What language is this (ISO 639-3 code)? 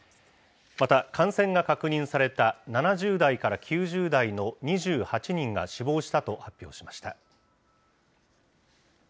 jpn